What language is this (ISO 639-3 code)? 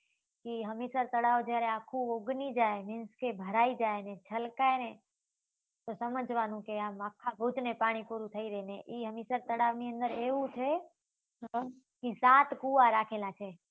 guj